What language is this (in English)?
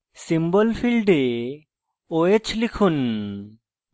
Bangla